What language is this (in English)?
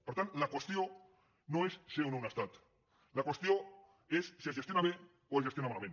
Catalan